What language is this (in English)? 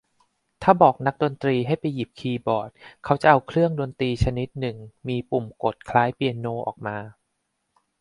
Thai